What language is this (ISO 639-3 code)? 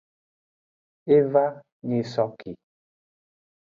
ajg